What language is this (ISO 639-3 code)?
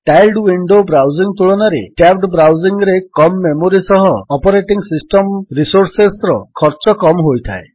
ori